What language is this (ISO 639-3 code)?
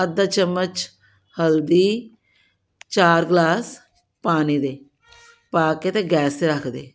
pan